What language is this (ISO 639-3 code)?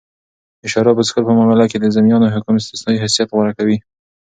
pus